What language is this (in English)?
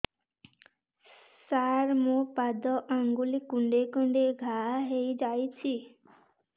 Odia